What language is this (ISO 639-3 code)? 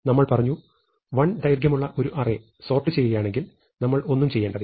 mal